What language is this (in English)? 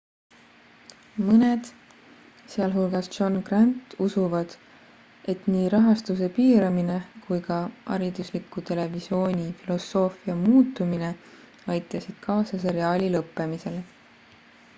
Estonian